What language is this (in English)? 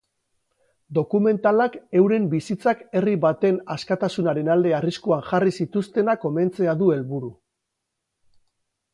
Basque